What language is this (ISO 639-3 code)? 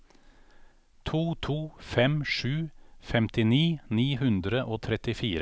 nor